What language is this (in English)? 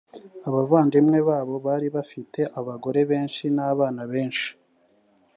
Kinyarwanda